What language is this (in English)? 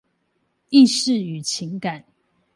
Chinese